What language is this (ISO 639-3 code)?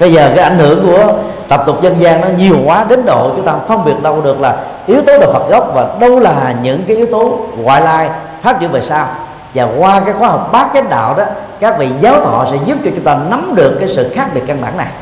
vie